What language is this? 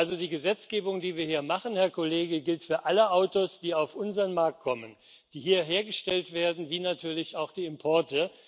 German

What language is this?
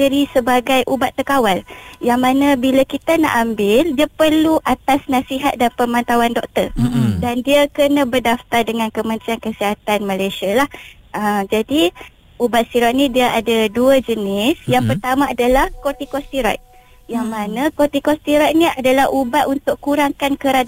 Malay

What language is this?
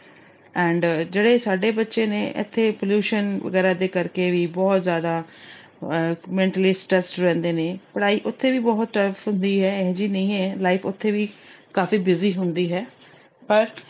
Punjabi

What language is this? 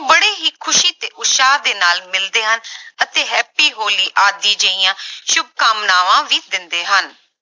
Punjabi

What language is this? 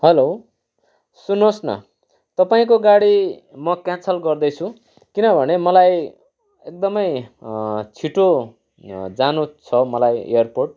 Nepali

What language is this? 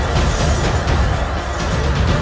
Indonesian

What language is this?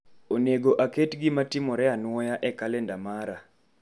Luo (Kenya and Tanzania)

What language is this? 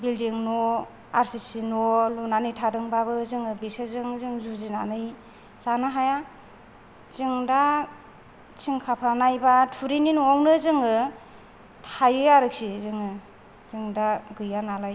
Bodo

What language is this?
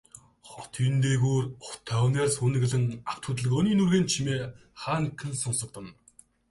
Mongolian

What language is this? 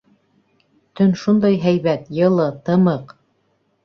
Bashkir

